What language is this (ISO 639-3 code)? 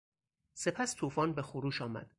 fas